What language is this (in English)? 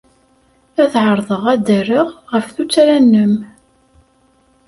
Kabyle